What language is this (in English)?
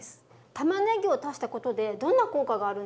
Japanese